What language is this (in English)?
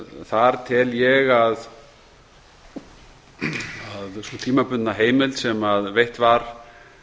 Icelandic